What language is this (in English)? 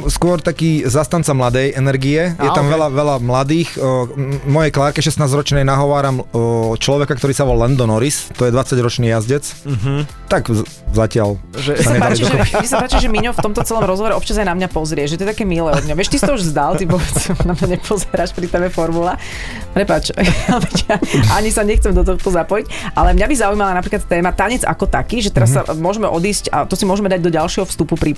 Slovak